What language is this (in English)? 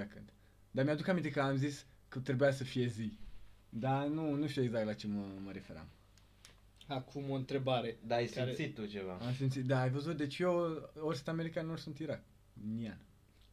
Romanian